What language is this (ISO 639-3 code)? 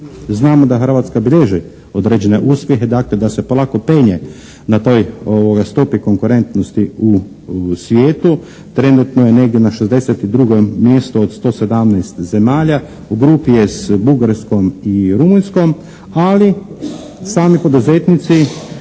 hrv